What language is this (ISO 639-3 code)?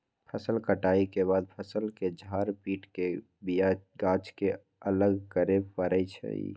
mag